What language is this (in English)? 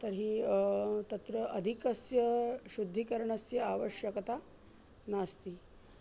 Sanskrit